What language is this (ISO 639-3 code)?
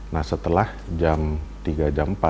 ind